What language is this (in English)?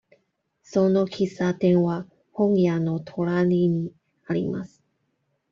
Japanese